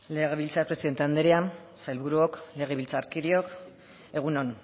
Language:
Basque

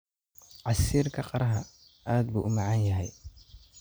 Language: Somali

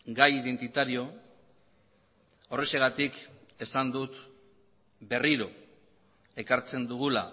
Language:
Basque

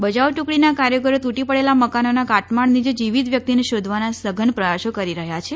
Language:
Gujarati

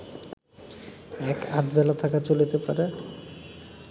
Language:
Bangla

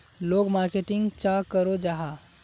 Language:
Magahi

